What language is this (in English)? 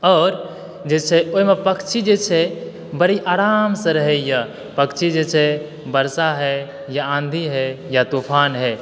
Maithili